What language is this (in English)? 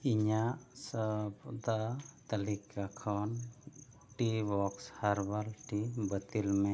Santali